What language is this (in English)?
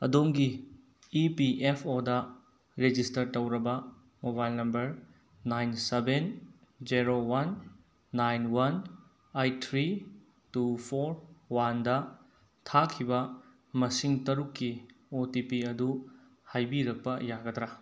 Manipuri